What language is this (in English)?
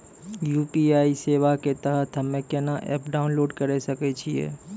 Maithili